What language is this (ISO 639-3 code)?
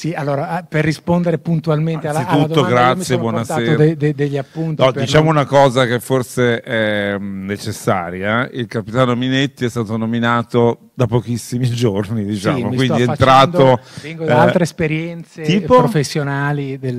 ita